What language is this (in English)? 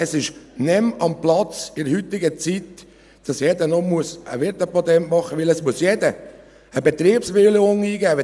Swiss German